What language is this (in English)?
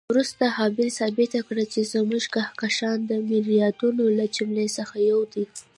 Pashto